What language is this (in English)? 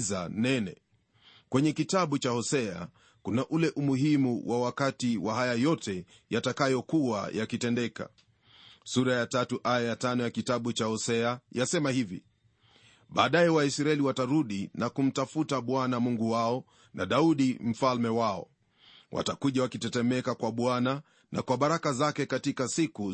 Swahili